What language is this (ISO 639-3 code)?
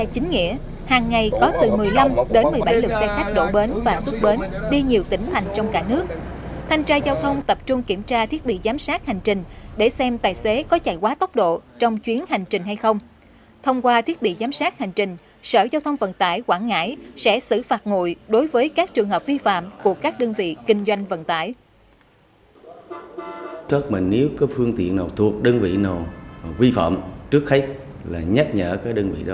vie